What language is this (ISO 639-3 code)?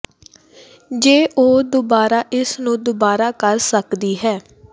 pan